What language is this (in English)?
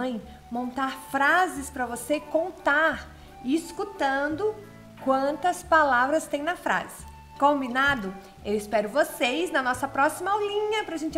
Portuguese